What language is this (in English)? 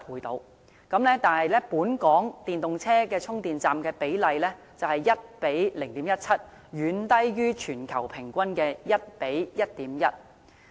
Cantonese